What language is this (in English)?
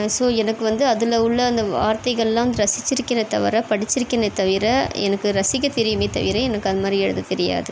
Tamil